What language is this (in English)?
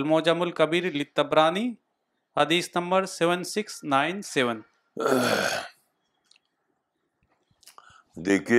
Urdu